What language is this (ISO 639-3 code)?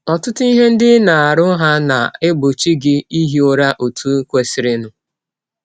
ibo